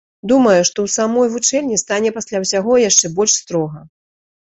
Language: Belarusian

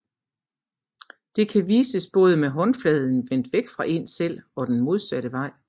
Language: Danish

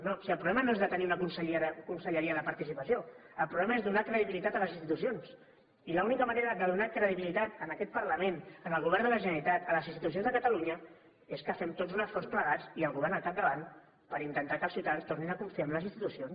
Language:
Catalan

